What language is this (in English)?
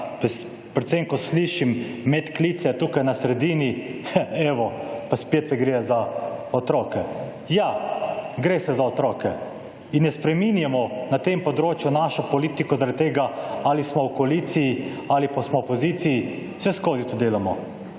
Slovenian